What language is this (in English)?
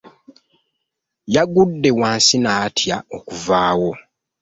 Ganda